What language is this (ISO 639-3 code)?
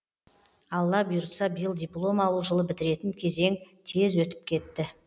kaz